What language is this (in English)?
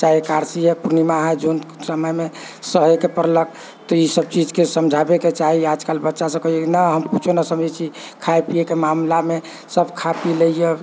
Maithili